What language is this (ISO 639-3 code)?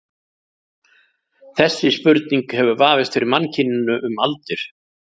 isl